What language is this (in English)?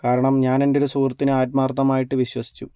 Malayalam